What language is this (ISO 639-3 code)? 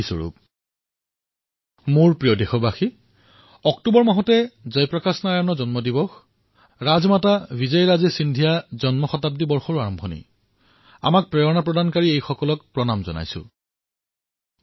asm